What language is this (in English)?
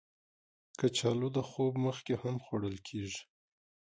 Pashto